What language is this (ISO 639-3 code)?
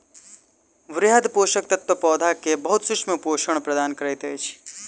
mai